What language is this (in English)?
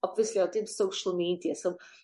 Welsh